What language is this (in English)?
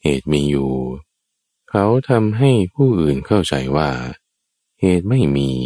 Thai